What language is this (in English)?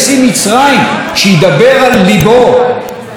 Hebrew